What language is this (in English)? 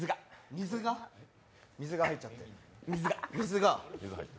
Japanese